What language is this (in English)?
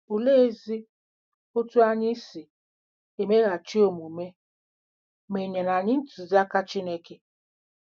Igbo